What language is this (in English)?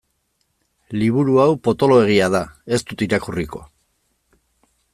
Basque